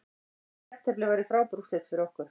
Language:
Icelandic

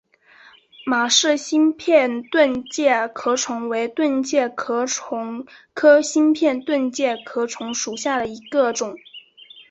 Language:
Chinese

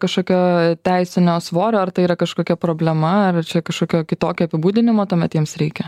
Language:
Lithuanian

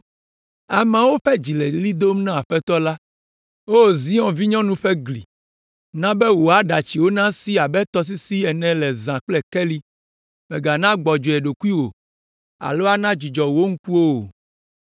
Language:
Ewe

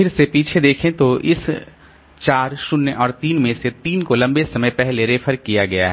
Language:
Hindi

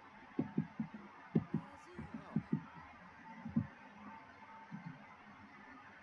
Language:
Dutch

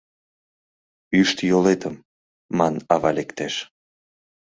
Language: Mari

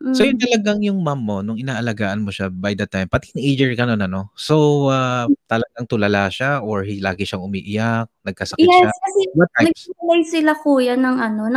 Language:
Filipino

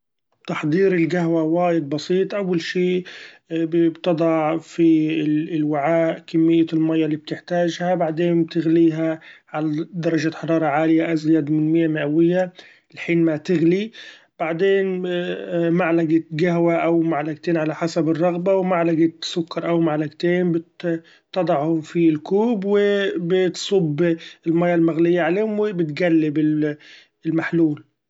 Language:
Gulf Arabic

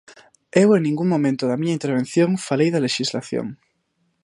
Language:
Galician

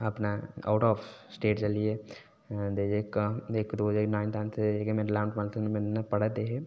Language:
Dogri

